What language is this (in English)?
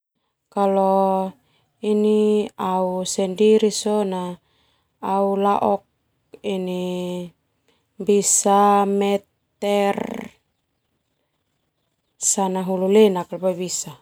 Termanu